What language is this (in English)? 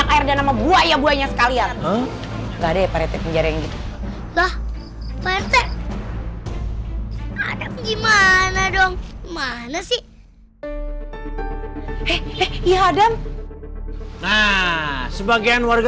Indonesian